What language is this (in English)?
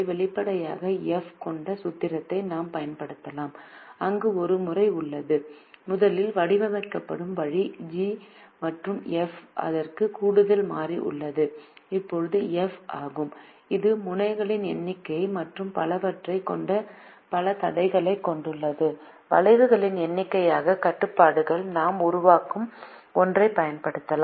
Tamil